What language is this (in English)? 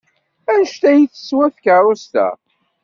Kabyle